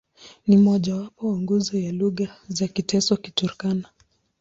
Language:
Swahili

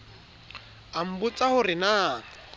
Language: Southern Sotho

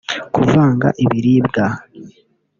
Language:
Kinyarwanda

